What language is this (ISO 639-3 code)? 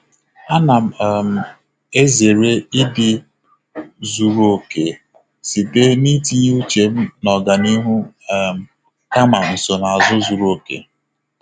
ibo